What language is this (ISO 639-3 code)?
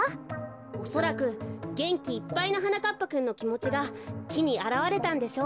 jpn